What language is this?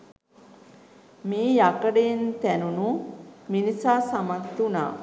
Sinhala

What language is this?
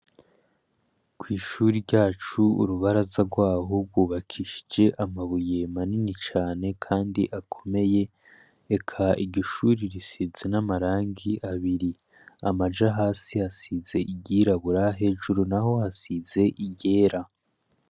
Rundi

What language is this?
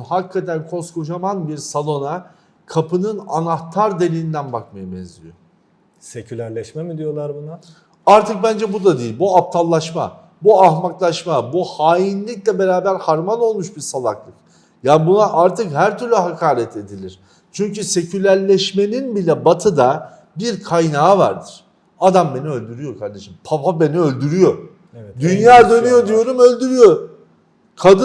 Turkish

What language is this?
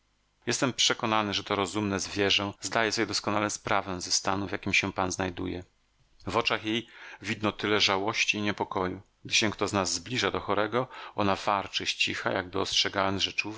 Polish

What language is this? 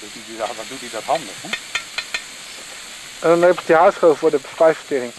Dutch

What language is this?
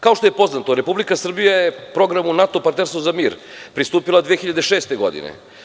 Serbian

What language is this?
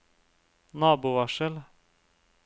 Norwegian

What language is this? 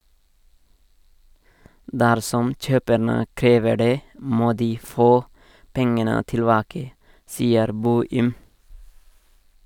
Norwegian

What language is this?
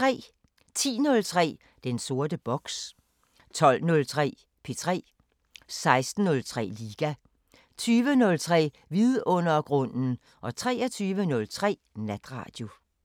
Danish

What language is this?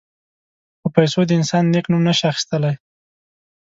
Pashto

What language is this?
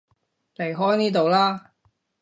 Cantonese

